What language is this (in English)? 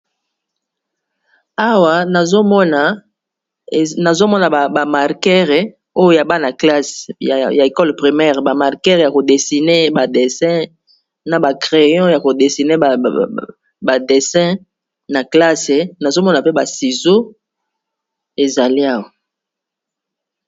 Lingala